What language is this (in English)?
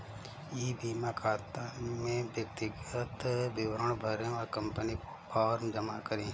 Hindi